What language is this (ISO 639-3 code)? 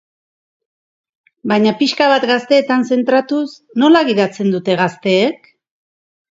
eus